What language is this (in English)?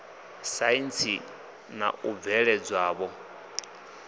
Venda